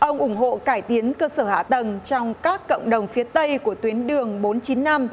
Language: Vietnamese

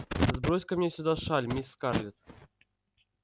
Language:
Russian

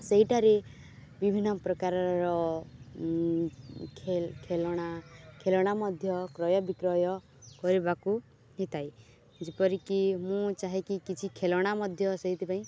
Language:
Odia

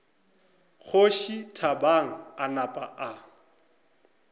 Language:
Northern Sotho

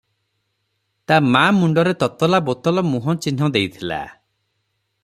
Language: Odia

